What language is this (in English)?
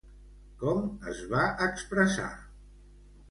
Catalan